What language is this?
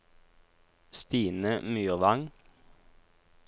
Norwegian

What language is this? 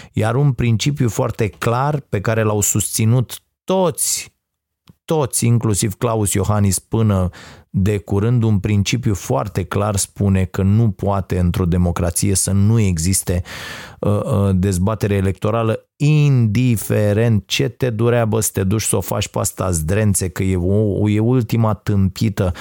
Romanian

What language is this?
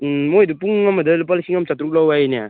Manipuri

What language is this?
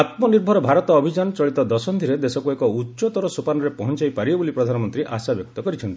Odia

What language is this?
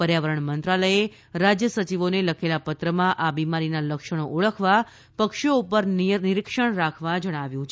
Gujarati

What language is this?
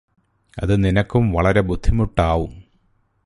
Malayalam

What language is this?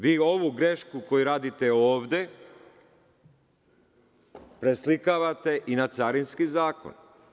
Serbian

